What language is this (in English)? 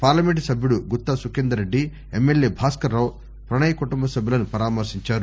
Telugu